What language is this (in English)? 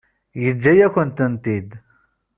Kabyle